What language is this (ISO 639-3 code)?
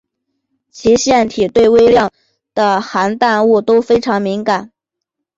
zho